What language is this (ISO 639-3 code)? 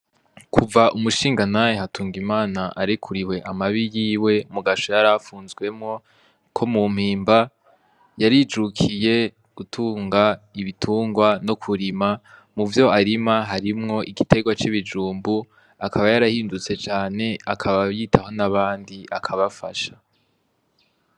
run